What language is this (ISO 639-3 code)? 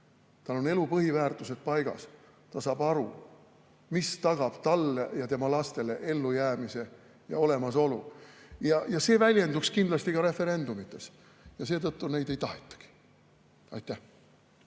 est